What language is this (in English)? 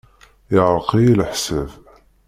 Kabyle